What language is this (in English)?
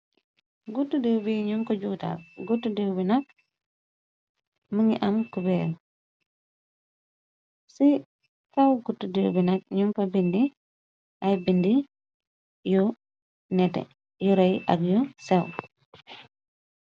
Wolof